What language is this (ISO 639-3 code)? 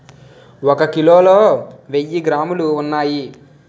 tel